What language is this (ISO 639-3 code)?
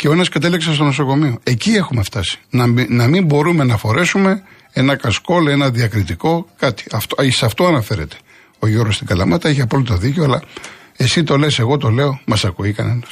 ell